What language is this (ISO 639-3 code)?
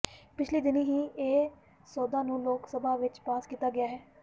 pan